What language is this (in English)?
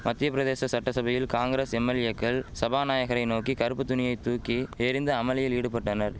Tamil